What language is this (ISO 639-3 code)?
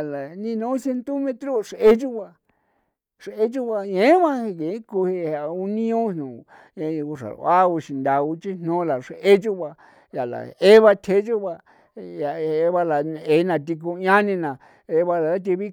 pow